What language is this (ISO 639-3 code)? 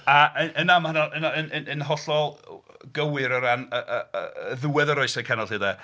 cym